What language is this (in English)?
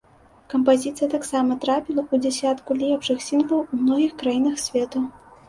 Belarusian